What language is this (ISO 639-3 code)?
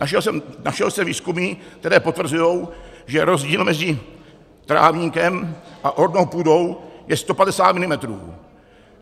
ces